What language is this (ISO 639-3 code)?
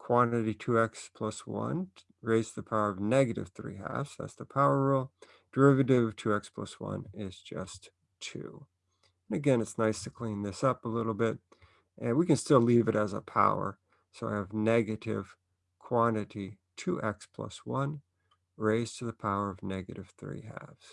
eng